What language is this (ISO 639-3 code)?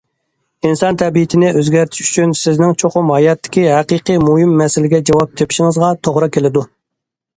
uig